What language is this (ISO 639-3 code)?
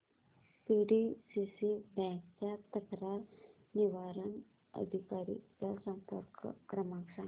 mar